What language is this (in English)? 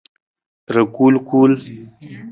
Nawdm